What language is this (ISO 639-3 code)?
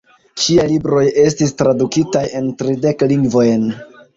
epo